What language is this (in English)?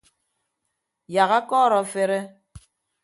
Ibibio